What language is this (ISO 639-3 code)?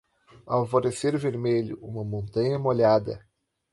por